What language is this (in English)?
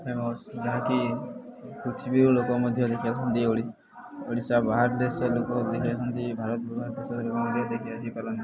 Odia